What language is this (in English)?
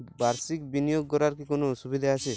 Bangla